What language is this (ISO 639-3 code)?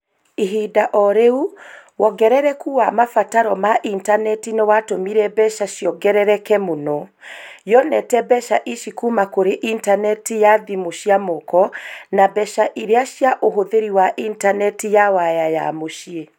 kik